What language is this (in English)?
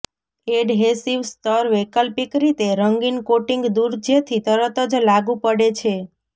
Gujarati